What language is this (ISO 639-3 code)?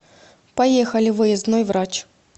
rus